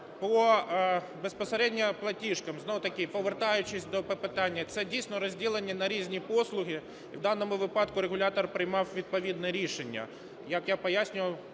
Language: Ukrainian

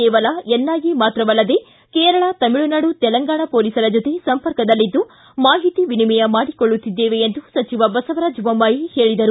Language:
Kannada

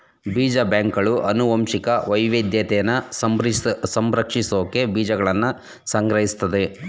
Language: Kannada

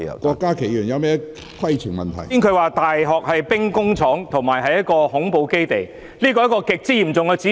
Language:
Cantonese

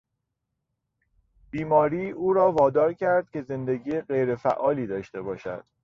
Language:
Persian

